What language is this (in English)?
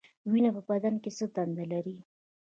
Pashto